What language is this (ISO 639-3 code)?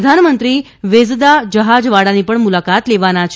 guj